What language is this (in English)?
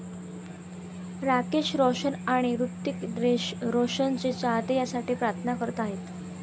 Marathi